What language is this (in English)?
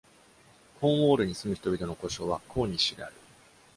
Japanese